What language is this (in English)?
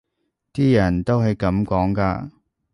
Cantonese